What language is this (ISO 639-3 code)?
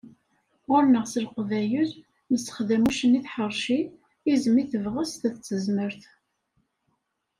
kab